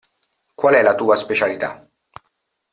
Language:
Italian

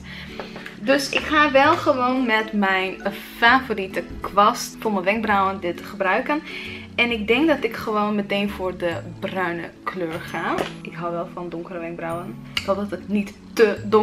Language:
Dutch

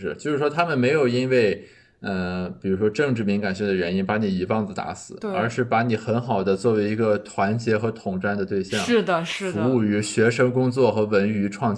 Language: Chinese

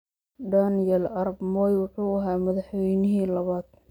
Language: Somali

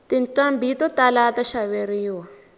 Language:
Tsonga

